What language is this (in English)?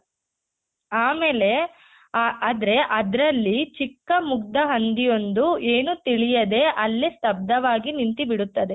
Kannada